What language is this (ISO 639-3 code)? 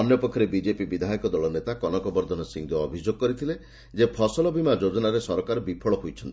ori